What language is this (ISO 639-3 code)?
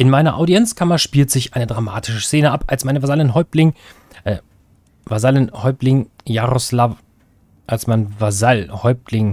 deu